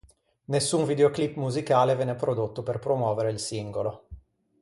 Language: Italian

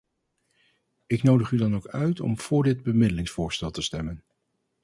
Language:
Dutch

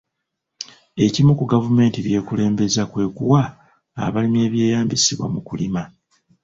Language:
Ganda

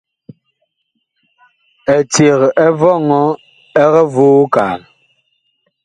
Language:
Bakoko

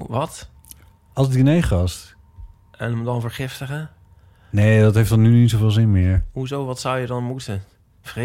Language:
Dutch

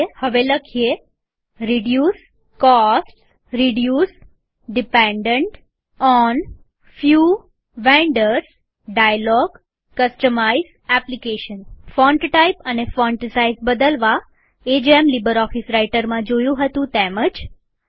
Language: Gujarati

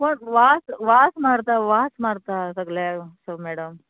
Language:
Konkani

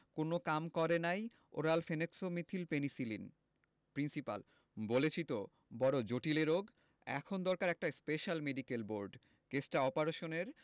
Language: Bangla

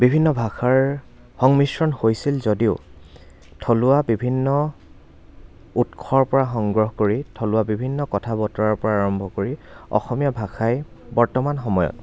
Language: Assamese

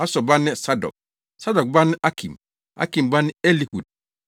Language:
Akan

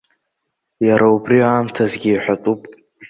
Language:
Abkhazian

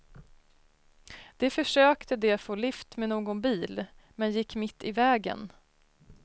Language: Swedish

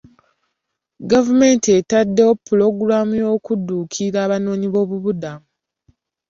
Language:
Ganda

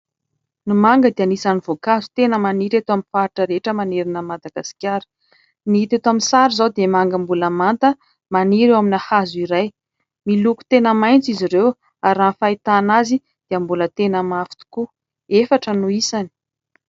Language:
Malagasy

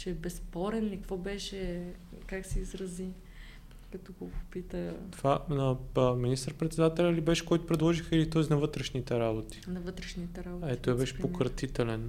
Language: Bulgarian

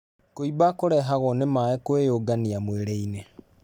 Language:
Kikuyu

